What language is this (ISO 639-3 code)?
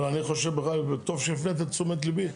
heb